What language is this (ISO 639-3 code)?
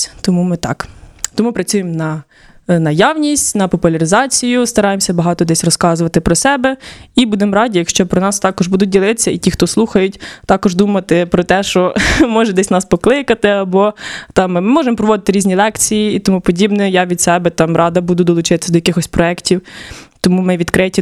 ukr